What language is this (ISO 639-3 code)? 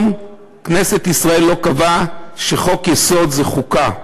heb